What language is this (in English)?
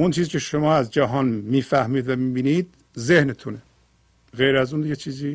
Persian